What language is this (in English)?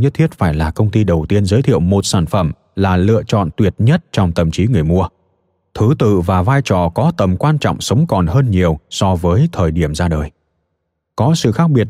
Vietnamese